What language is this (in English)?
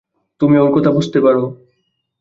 Bangla